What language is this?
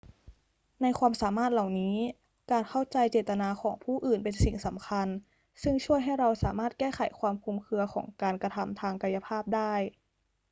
Thai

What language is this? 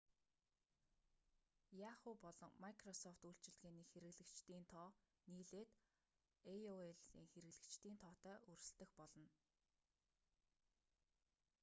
Mongolian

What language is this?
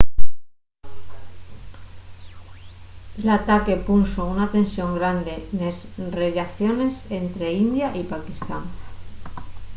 Asturian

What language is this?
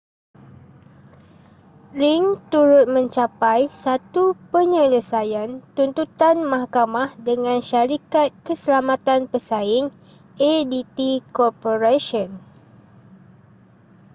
Malay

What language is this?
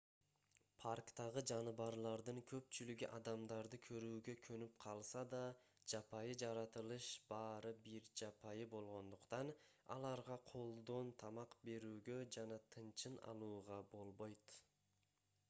Kyrgyz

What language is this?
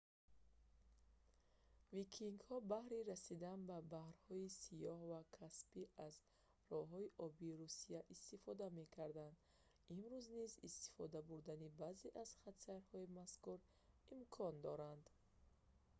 Tajik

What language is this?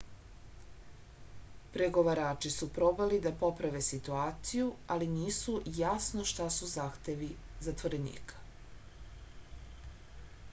Serbian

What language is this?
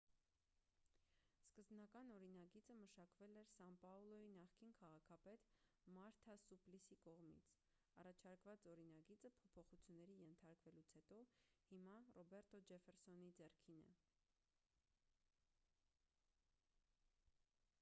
Armenian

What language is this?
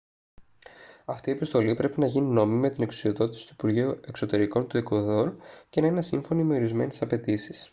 Greek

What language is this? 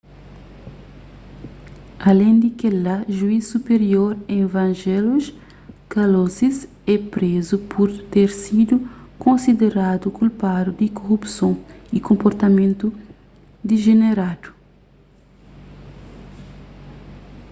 Kabuverdianu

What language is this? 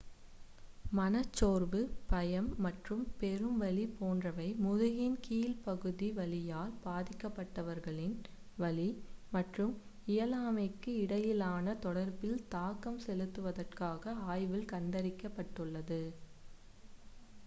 Tamil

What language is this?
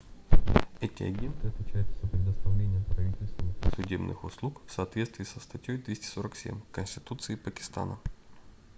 Russian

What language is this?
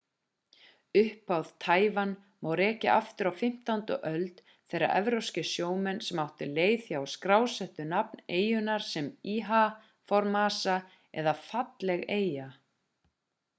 Icelandic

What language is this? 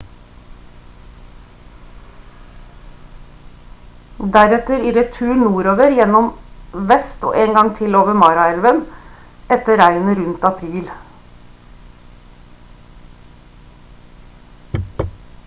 Norwegian Bokmål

